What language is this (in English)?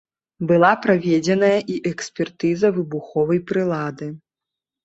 Belarusian